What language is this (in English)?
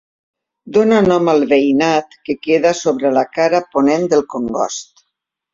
Catalan